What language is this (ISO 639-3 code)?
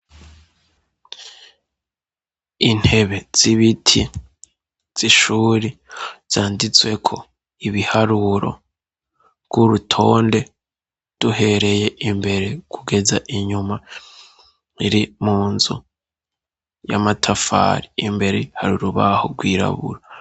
run